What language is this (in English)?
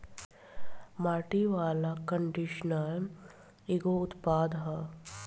Bhojpuri